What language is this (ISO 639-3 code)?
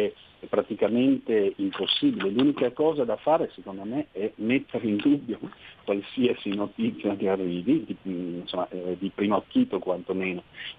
ita